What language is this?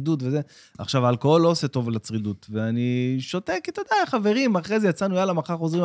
Hebrew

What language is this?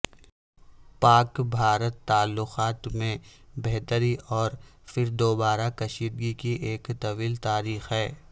Urdu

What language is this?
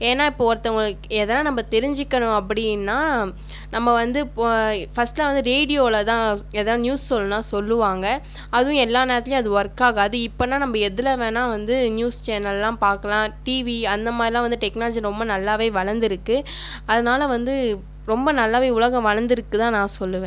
Tamil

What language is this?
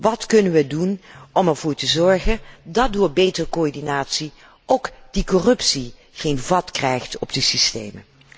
Dutch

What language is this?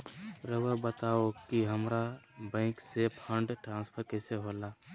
Magahi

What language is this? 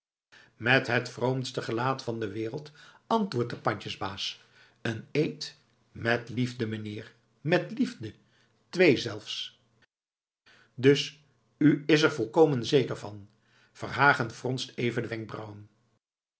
Dutch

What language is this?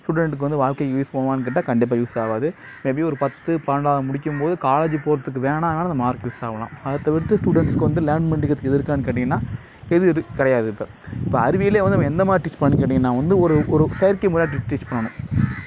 Tamil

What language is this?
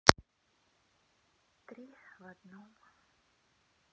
Russian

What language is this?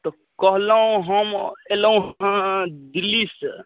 Maithili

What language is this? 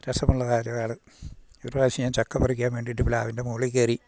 Malayalam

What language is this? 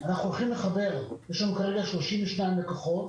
Hebrew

